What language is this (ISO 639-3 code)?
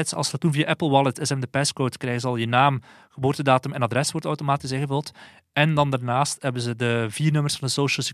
nld